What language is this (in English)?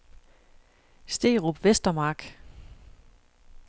Danish